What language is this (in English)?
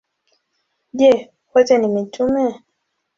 Swahili